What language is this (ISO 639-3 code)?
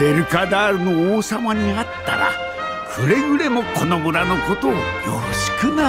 jpn